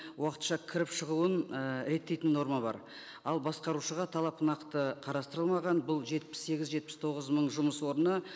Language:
Kazakh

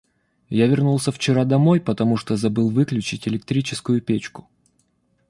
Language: Russian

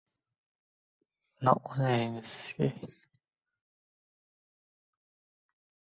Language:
Uzbek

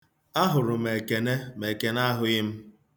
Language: Igbo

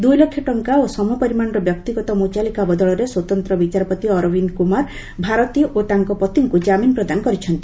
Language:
Odia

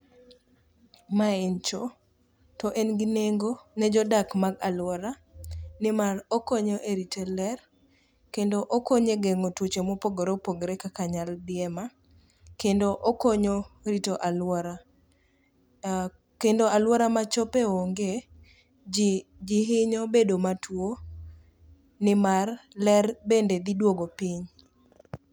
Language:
Luo (Kenya and Tanzania)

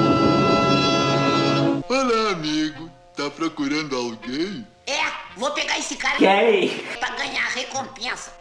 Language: Portuguese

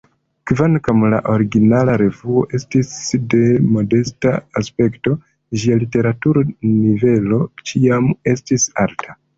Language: Esperanto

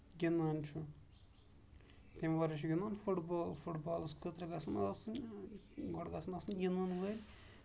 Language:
Kashmiri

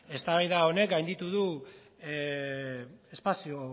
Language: Basque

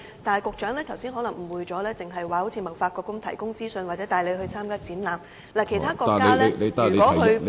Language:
Cantonese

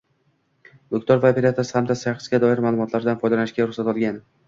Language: Uzbek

